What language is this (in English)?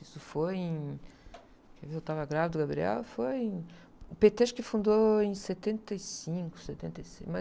Portuguese